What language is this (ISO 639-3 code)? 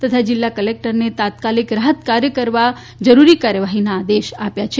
guj